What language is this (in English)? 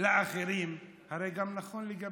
Hebrew